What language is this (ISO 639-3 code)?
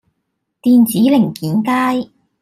yue